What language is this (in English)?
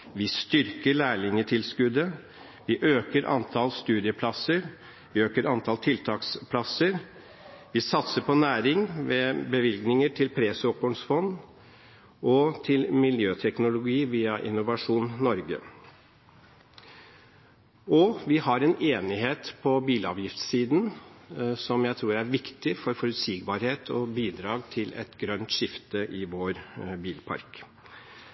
Norwegian Bokmål